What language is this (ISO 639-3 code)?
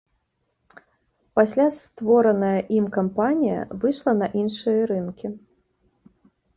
bel